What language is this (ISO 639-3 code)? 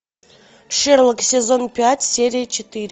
rus